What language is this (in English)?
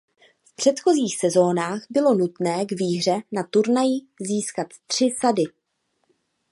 Czech